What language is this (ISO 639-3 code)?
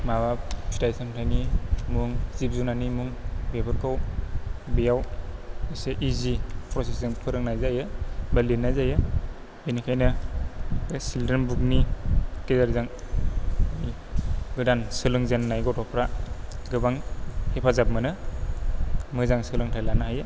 brx